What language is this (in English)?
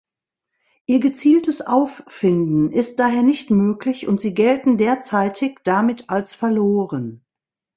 German